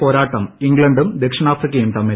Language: Malayalam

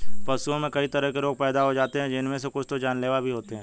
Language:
Hindi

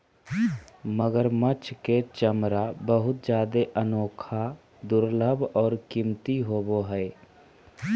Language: Magahi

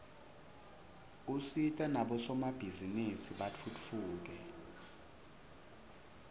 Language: Swati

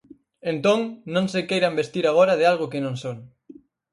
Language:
Galician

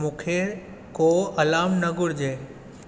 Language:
Sindhi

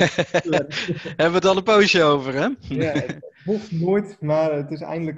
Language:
Dutch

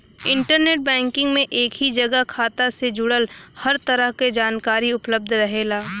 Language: Bhojpuri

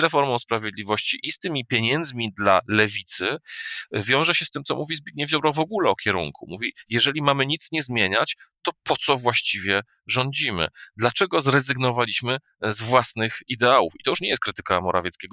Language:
Polish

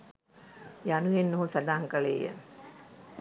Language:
Sinhala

